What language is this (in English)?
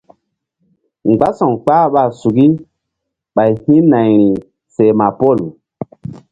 Mbum